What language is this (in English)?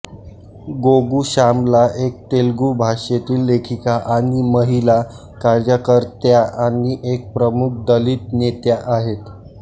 Marathi